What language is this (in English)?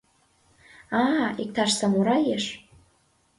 Mari